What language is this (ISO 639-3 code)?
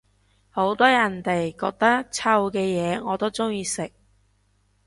yue